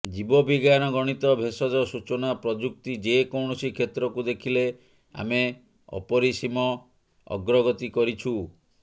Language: Odia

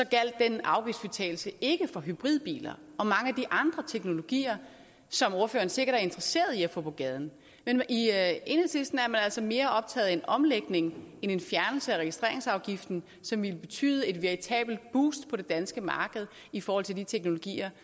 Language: Danish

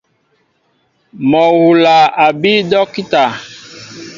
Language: Mbo (Cameroon)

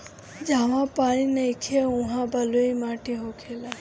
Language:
Bhojpuri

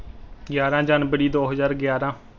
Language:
Punjabi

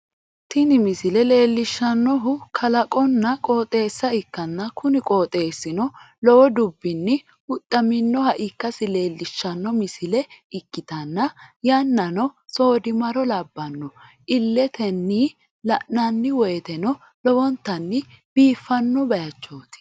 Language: Sidamo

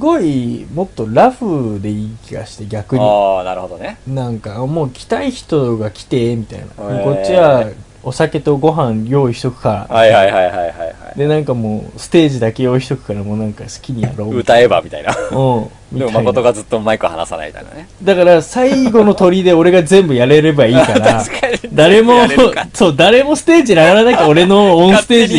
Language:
Japanese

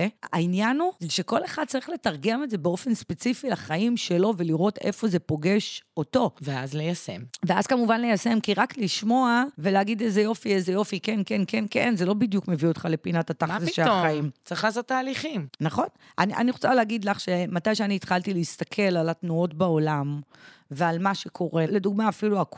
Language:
Hebrew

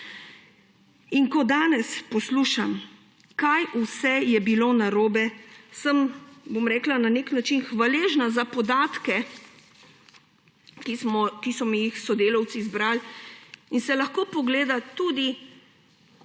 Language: Slovenian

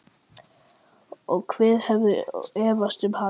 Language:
Icelandic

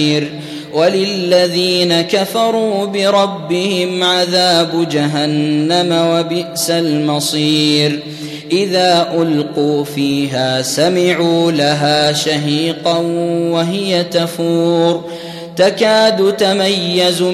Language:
Arabic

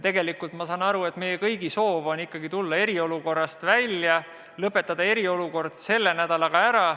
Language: Estonian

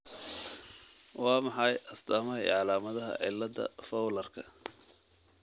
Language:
Somali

